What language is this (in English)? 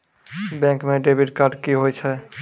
Maithili